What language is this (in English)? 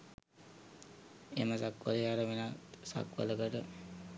Sinhala